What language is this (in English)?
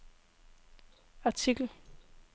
Danish